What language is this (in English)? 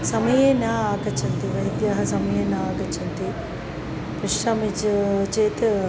Sanskrit